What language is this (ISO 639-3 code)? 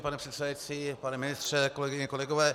ces